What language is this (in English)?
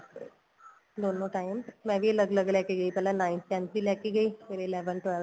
Punjabi